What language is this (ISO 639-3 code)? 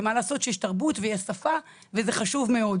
heb